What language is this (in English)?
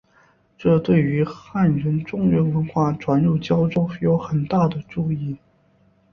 Chinese